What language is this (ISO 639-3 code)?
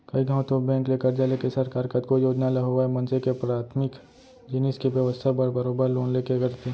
hne